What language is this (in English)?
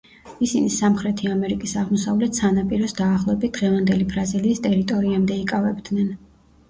Georgian